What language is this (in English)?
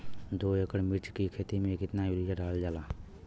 Bhojpuri